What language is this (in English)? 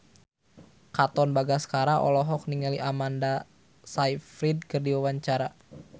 Sundanese